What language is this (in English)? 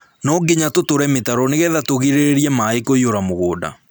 Kikuyu